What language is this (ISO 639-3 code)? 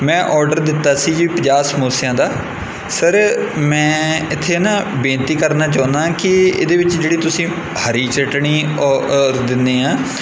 pan